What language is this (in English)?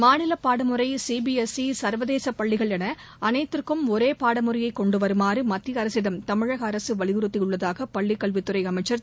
Tamil